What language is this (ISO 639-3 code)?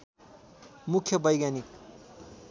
nep